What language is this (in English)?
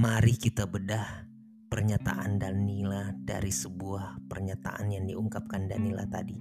Indonesian